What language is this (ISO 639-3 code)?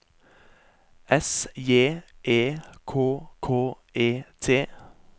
nor